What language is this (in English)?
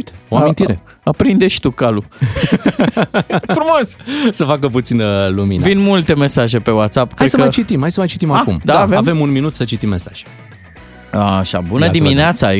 Romanian